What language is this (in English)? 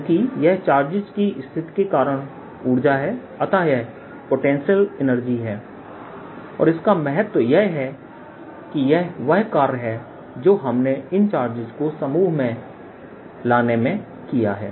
Hindi